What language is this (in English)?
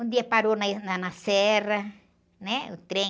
Portuguese